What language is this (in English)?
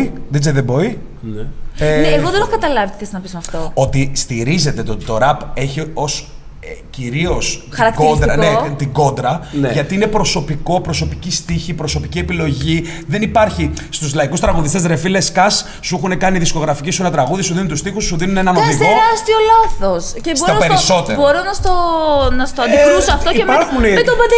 Greek